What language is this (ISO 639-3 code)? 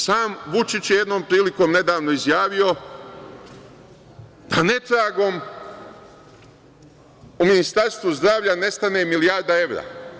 srp